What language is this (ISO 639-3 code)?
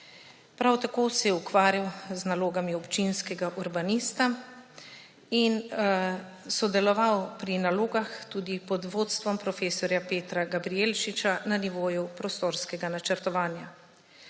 slv